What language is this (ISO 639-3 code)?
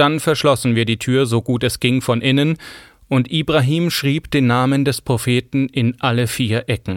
deu